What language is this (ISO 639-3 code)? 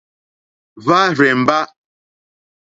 bri